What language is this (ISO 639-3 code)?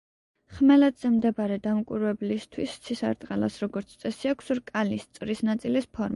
kat